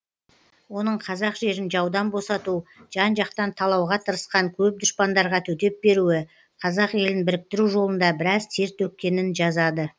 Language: Kazakh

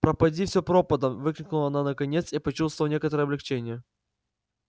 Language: Russian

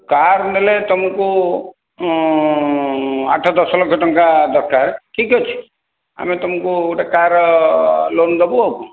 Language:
Odia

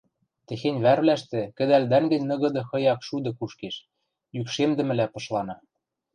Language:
Western Mari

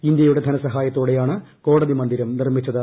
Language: Malayalam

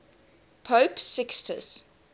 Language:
English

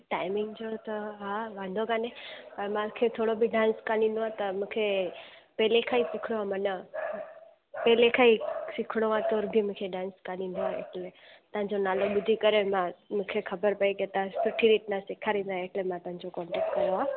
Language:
Sindhi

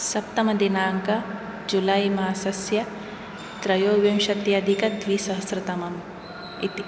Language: Sanskrit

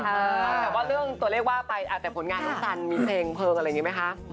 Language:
Thai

